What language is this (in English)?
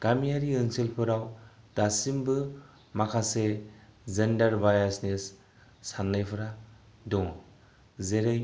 Bodo